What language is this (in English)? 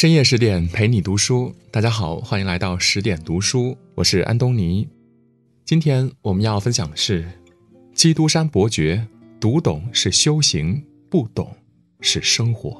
Chinese